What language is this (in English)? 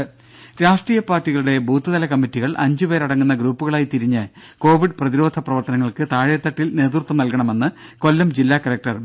Malayalam